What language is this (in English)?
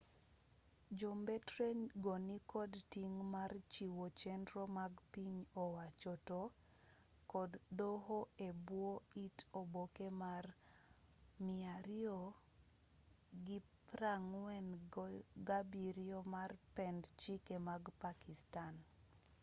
Luo (Kenya and Tanzania)